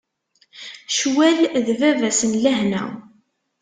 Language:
Kabyle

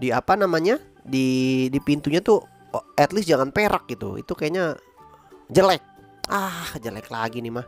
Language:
Indonesian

